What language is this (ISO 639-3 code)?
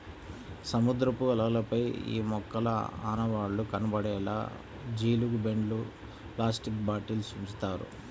tel